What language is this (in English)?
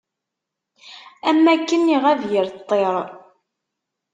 Kabyle